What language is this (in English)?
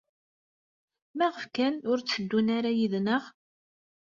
Kabyle